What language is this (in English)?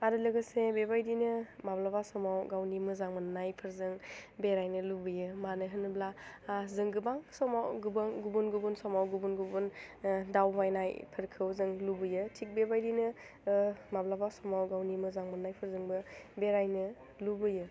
Bodo